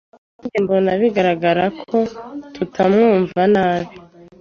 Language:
Kinyarwanda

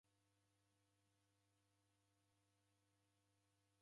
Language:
Taita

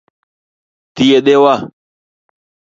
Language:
Luo (Kenya and Tanzania)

